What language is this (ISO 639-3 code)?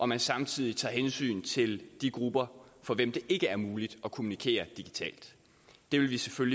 dan